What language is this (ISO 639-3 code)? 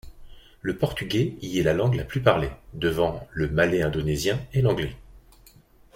fra